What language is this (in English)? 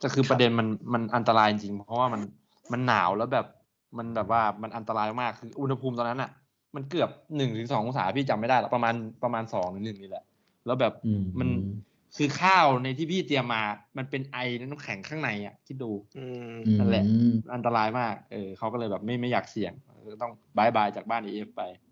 Thai